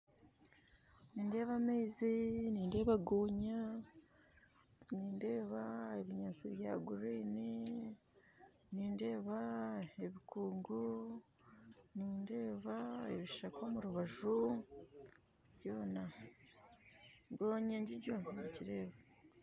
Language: Nyankole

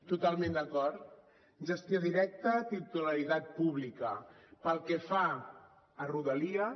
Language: Catalan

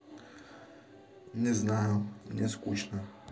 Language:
Russian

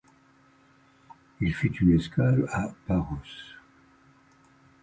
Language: French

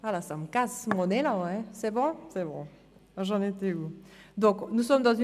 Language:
Swiss German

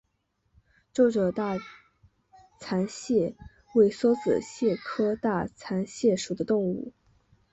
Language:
Chinese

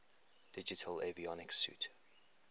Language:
English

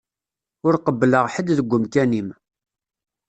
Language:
Kabyle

